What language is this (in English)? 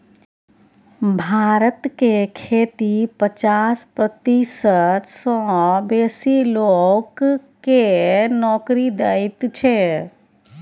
Maithili